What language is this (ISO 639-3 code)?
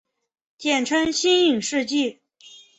zho